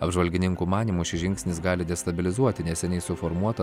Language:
Lithuanian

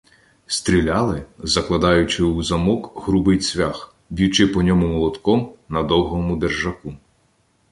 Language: Ukrainian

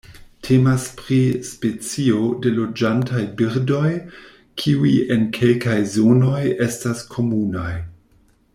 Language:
Esperanto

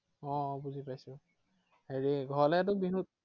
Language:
Assamese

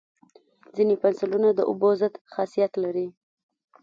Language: Pashto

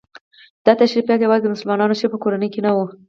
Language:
Pashto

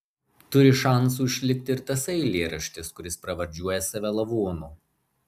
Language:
Lithuanian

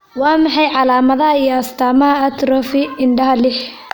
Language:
Somali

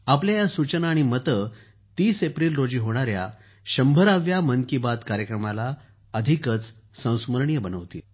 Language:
Marathi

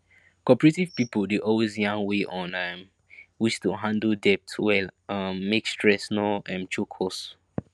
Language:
Nigerian Pidgin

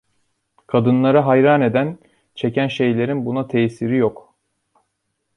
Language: Turkish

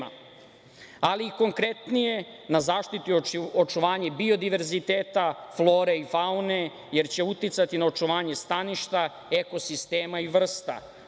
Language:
Serbian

